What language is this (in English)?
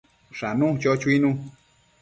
Matsés